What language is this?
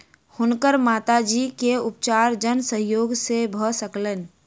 Maithili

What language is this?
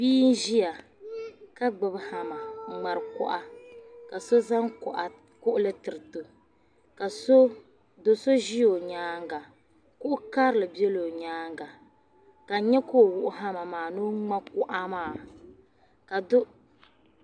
Dagbani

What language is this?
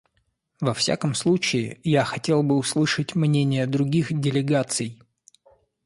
Russian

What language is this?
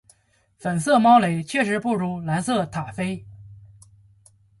Chinese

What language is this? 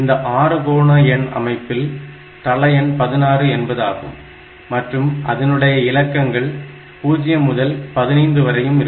Tamil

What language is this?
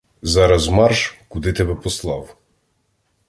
Ukrainian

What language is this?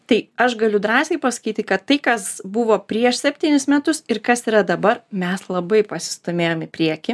Lithuanian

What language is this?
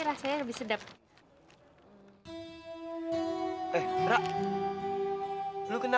Indonesian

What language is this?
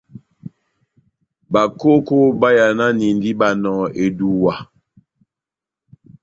Batanga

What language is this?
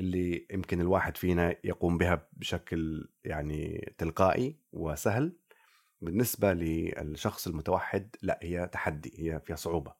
Arabic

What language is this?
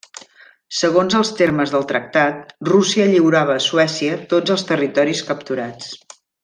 Catalan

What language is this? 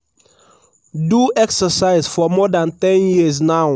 Nigerian Pidgin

